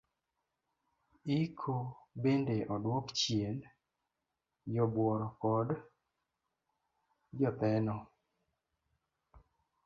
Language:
Luo (Kenya and Tanzania)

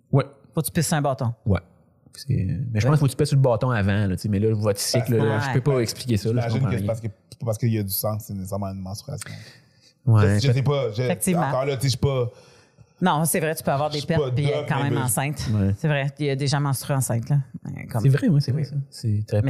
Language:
French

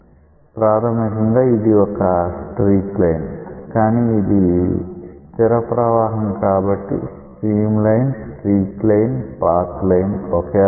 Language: Telugu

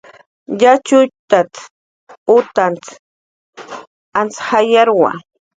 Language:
Jaqaru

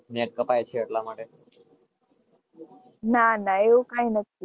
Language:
Gujarati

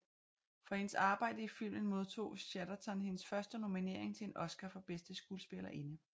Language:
Danish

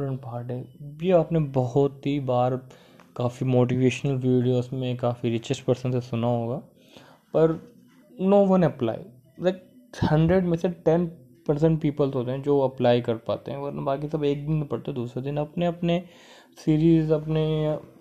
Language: Hindi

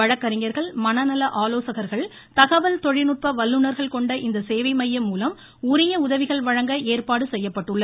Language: Tamil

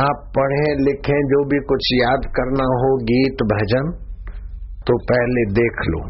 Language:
Hindi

